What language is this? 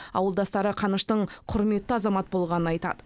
Kazakh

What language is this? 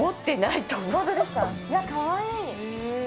Japanese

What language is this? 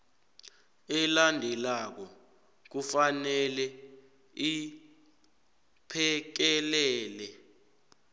South Ndebele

